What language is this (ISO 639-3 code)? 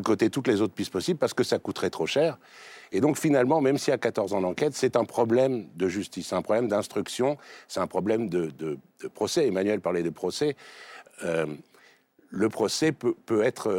fra